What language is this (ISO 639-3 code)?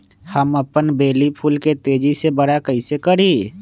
mag